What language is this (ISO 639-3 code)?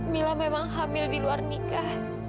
ind